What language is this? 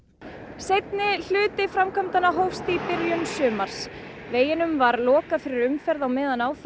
Icelandic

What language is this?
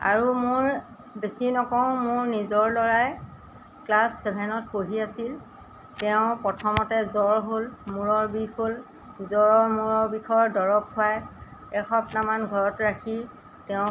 Assamese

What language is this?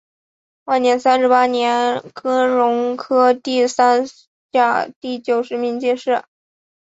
Chinese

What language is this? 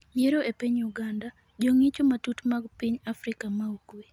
Luo (Kenya and Tanzania)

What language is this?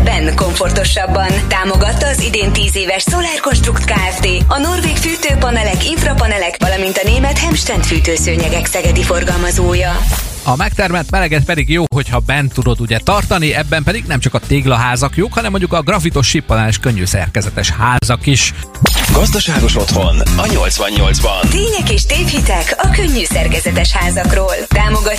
Hungarian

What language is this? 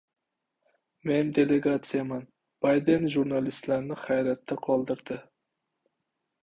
Uzbek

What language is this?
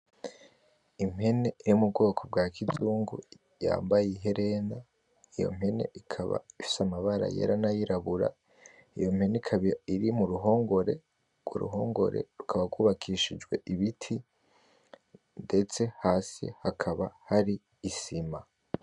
Rundi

